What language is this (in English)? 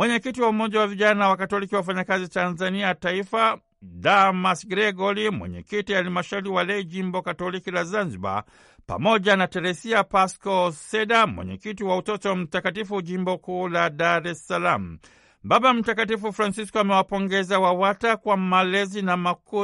Swahili